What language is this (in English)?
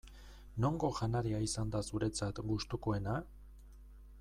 Basque